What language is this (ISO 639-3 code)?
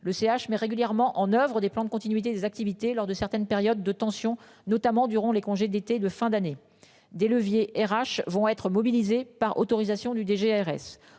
fra